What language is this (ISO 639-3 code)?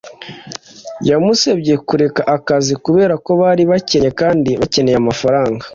kin